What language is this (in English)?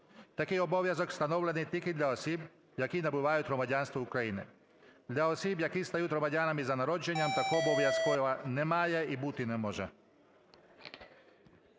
Ukrainian